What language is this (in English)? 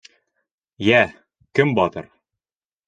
Bashkir